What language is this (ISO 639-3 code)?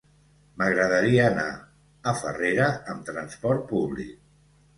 cat